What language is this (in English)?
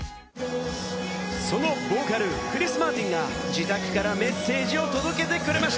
Japanese